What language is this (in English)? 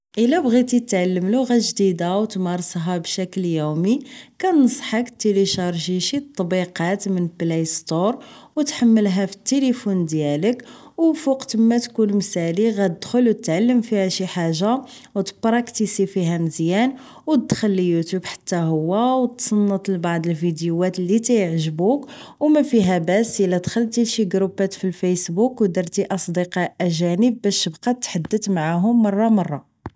Moroccan Arabic